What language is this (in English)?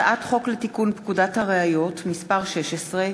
Hebrew